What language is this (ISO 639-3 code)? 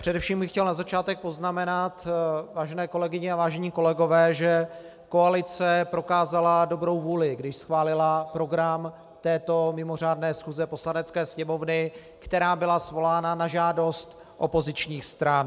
ces